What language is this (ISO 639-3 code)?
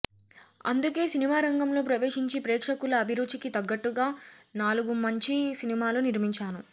tel